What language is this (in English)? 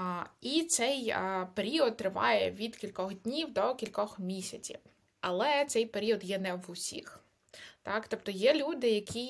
Ukrainian